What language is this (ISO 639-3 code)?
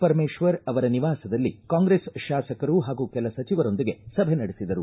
kan